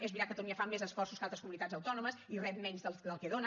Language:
Catalan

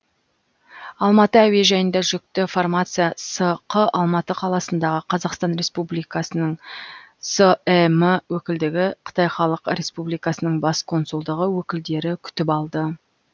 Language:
Kazakh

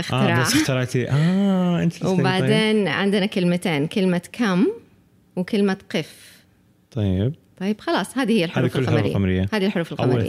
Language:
Arabic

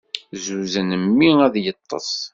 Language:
Kabyle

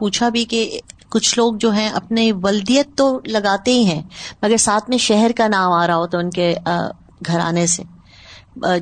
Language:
Urdu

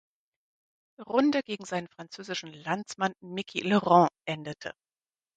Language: German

